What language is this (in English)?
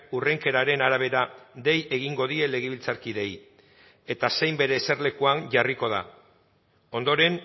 Basque